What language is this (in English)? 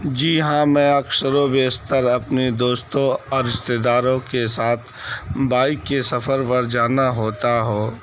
Urdu